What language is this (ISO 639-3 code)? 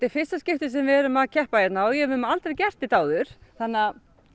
isl